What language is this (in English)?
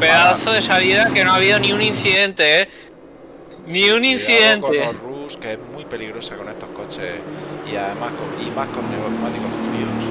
Spanish